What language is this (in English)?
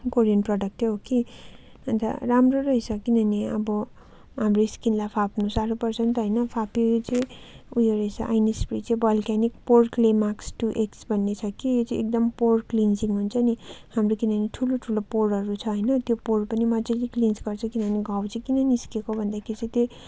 Nepali